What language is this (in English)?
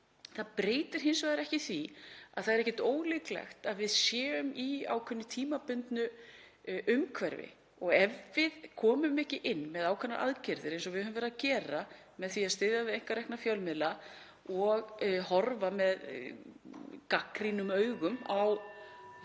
Icelandic